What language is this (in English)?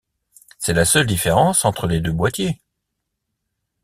French